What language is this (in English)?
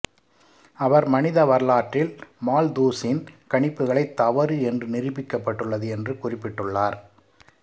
Tamil